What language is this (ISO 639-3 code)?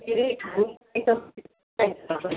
nep